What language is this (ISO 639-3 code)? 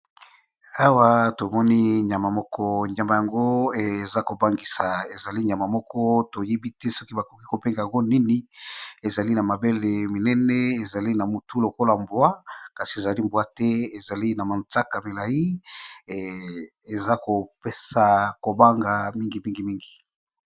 lin